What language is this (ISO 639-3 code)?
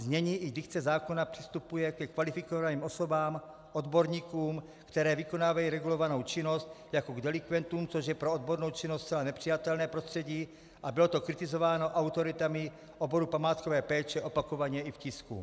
ces